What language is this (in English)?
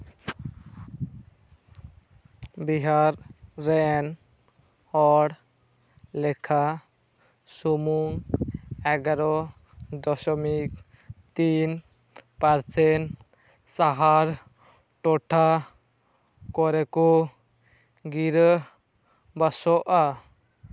Santali